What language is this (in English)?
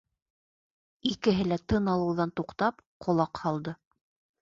Bashkir